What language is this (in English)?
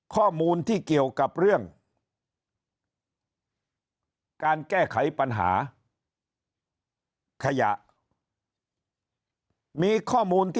Thai